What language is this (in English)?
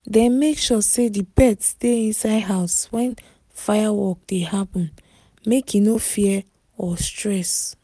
Nigerian Pidgin